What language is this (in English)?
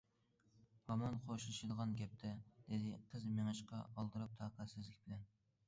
Uyghur